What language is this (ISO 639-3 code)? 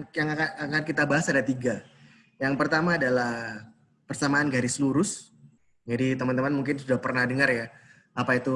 ind